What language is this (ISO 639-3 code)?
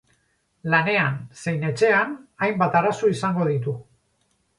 eus